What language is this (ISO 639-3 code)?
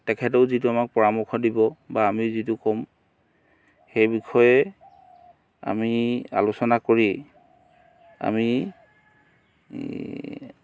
asm